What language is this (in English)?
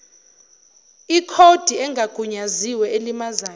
Zulu